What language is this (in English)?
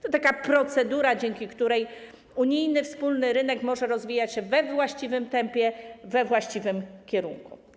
Polish